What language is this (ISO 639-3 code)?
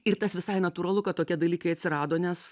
lit